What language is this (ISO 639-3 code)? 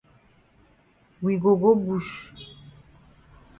wes